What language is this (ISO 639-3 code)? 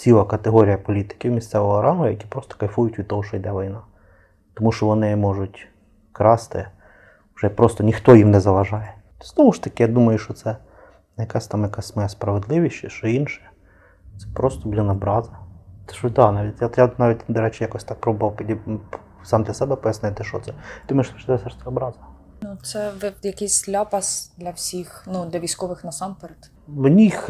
ukr